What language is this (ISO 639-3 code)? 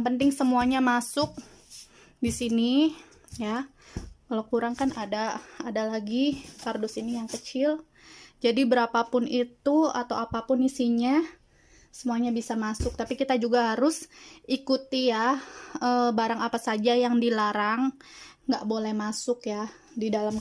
ind